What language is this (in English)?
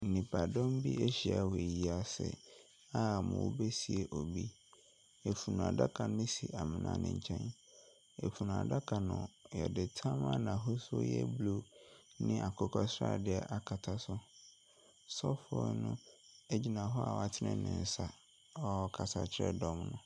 Akan